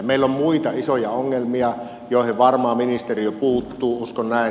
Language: Finnish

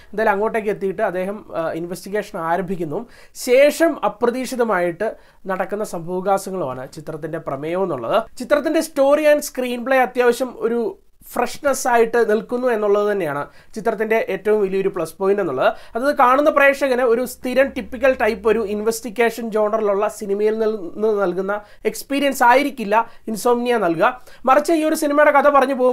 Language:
Malayalam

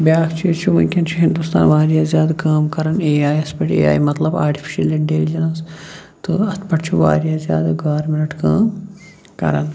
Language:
Kashmiri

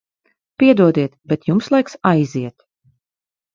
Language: Latvian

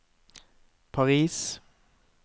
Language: Norwegian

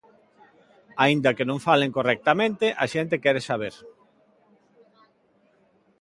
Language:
Galician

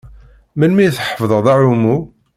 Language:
Kabyle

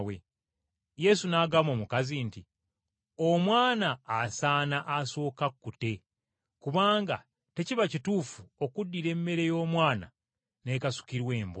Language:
Ganda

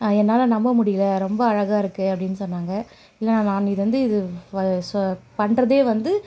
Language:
Tamil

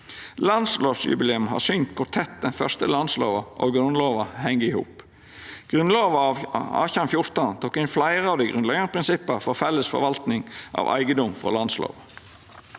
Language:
Norwegian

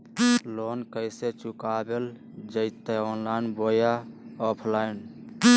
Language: Magahi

